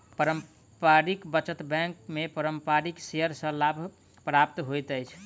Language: Maithili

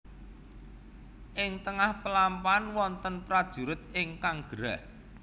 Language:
Javanese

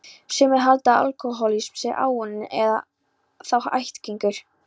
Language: Icelandic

